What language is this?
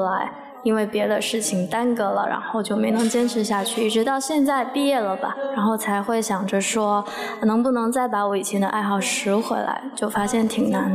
Chinese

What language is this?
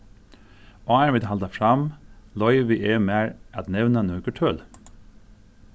Faroese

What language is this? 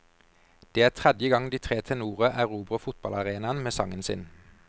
Norwegian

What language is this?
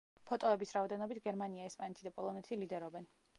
Georgian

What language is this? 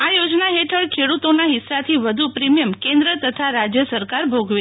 Gujarati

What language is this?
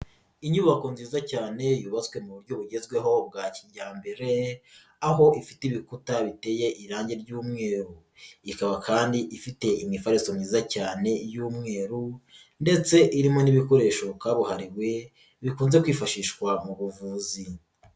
Kinyarwanda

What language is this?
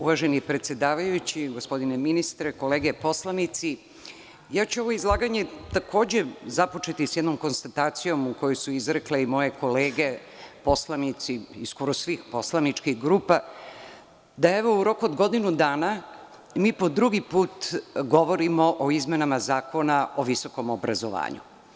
Serbian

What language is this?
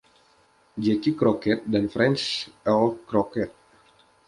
Indonesian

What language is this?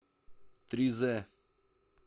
Russian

